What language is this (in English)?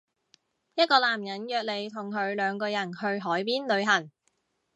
Cantonese